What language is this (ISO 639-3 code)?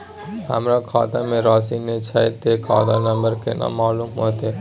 mai